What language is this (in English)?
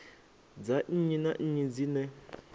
Venda